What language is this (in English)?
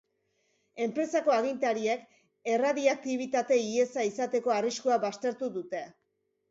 Basque